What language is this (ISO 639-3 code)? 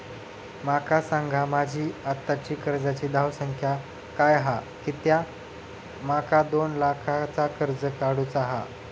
mar